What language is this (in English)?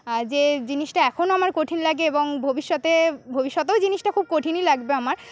Bangla